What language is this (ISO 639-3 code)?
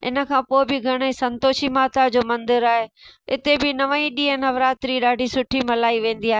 snd